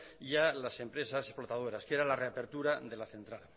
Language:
Spanish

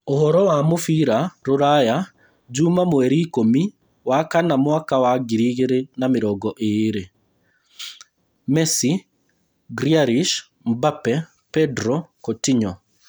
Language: Kikuyu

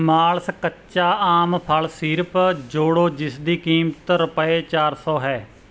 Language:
Punjabi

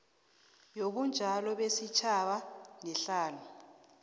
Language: South Ndebele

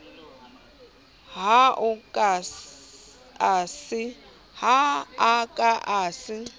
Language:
Southern Sotho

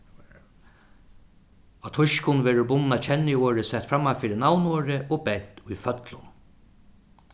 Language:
Faroese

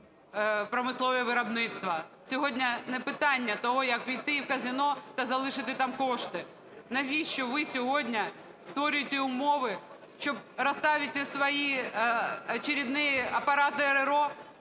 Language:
Ukrainian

